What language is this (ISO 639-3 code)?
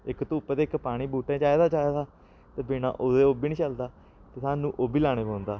doi